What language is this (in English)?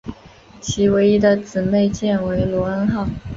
Chinese